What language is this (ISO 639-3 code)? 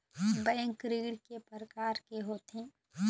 hne